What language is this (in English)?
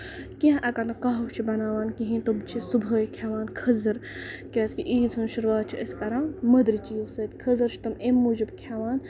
Kashmiri